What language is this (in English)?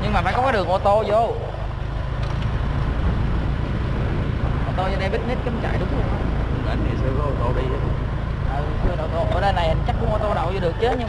Vietnamese